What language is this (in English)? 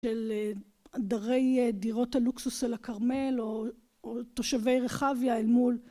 Hebrew